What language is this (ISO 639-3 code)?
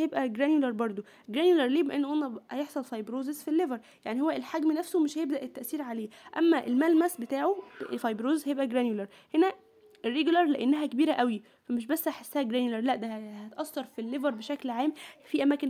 ara